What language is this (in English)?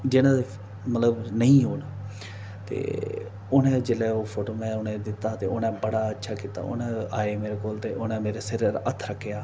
Dogri